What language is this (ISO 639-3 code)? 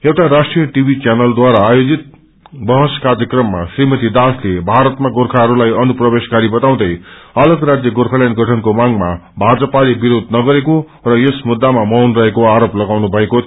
nep